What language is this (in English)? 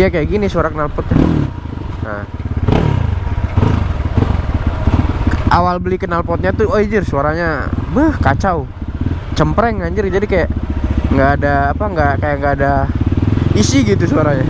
Indonesian